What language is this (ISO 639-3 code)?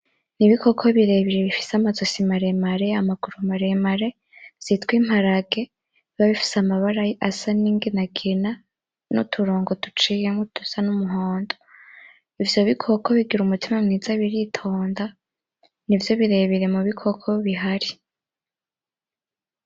run